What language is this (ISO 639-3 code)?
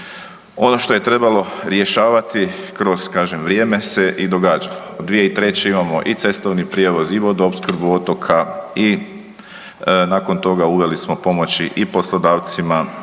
hrv